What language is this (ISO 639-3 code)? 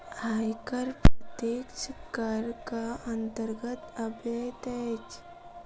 mai